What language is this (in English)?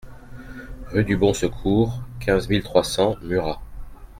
French